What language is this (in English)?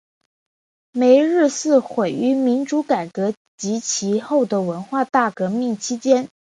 Chinese